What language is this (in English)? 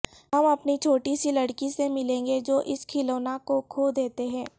Urdu